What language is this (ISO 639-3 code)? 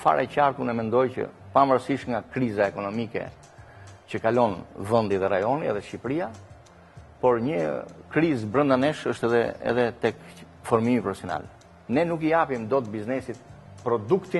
ron